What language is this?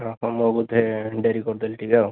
Odia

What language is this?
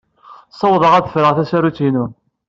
Kabyle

